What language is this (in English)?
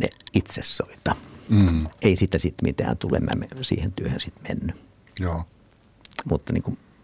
Finnish